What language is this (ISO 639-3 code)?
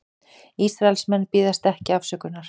isl